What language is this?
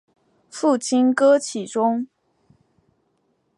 Chinese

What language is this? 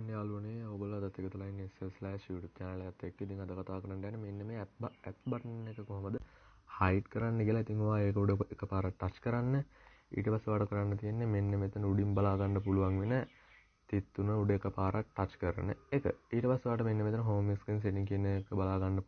Sinhala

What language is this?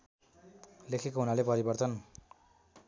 Nepali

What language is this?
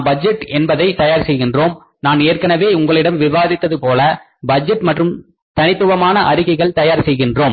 Tamil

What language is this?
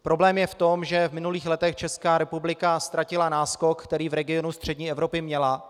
Czech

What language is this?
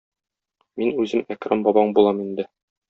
Tatar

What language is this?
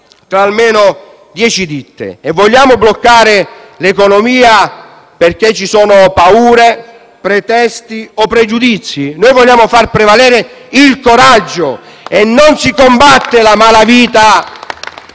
Italian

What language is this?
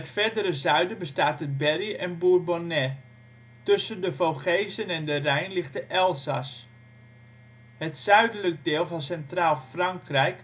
Dutch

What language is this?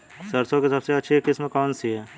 Hindi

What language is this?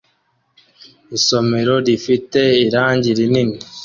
Kinyarwanda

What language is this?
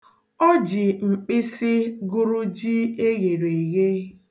Igbo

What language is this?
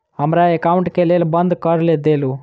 Maithili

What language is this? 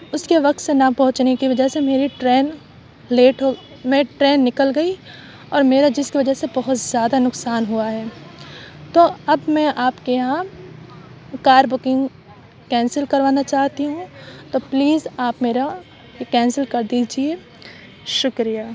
Urdu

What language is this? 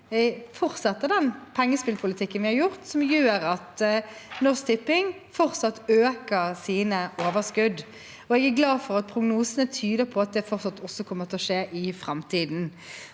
Norwegian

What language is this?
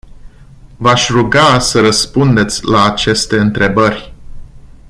Romanian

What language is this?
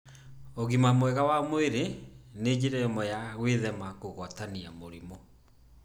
Kikuyu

